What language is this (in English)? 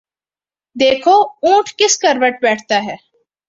Urdu